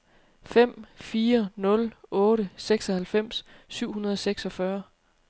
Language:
Danish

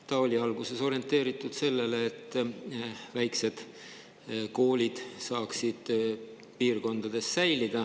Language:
Estonian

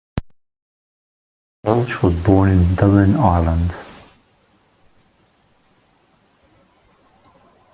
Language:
English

